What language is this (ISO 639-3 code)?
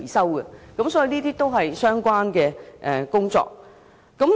yue